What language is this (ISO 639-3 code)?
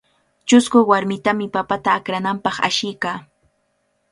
qvl